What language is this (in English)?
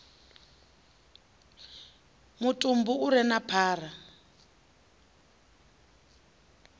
Venda